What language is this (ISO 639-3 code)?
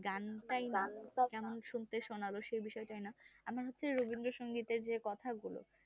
ben